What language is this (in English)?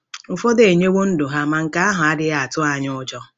Igbo